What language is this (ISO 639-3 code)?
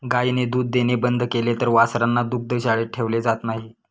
mar